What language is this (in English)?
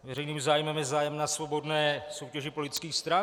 Czech